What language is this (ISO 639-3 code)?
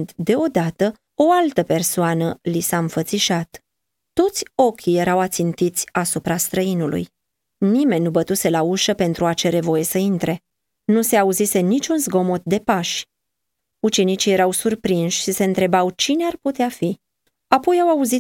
ron